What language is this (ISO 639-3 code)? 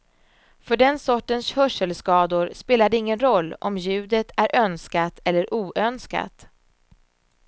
swe